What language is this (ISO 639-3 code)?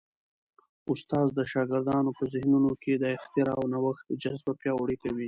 pus